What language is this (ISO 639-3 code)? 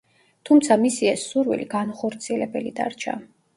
kat